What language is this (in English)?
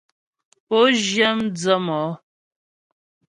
Ghomala